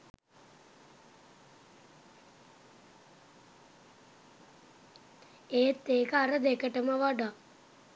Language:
Sinhala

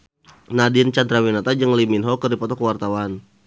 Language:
Sundanese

